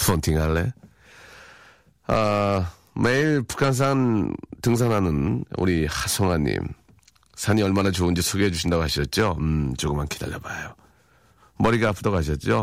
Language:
Korean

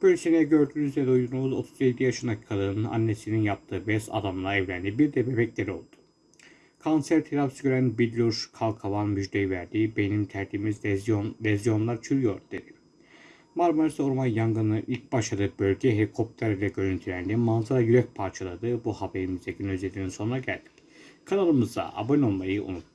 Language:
Turkish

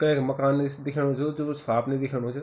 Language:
Garhwali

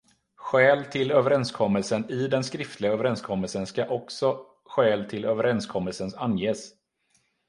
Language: Swedish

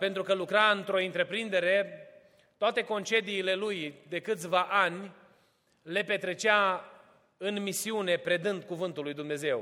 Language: Romanian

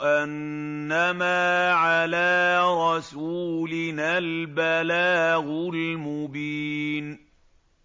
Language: Arabic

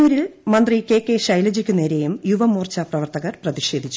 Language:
Malayalam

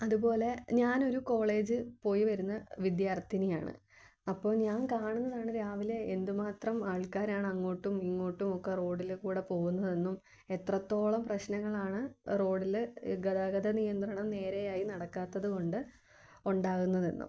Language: Malayalam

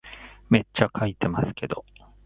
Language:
Japanese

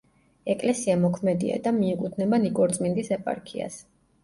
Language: Georgian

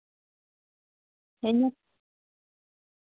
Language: Dogri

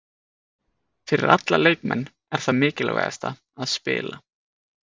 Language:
Icelandic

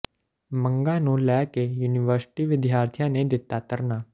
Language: Punjabi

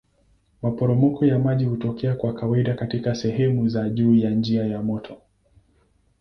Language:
Swahili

